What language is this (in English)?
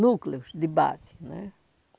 Portuguese